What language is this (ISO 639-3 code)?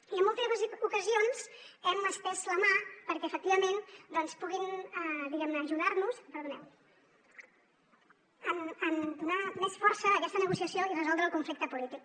cat